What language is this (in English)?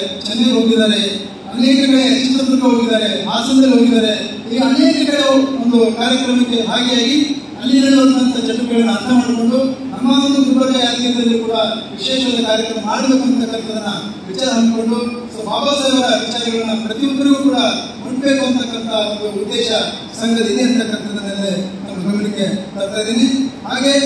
Kannada